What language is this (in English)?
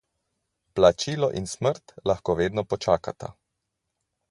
Slovenian